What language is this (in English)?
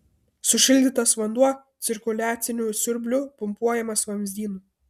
Lithuanian